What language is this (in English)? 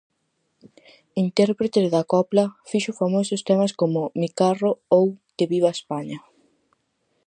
Galician